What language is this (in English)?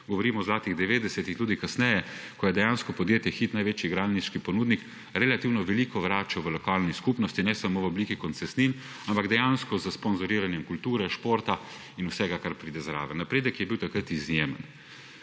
Slovenian